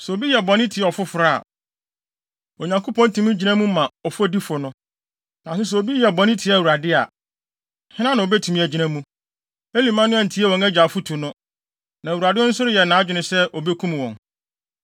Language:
Akan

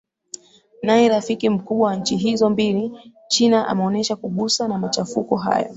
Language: Swahili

